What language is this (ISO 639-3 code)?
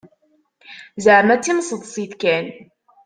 kab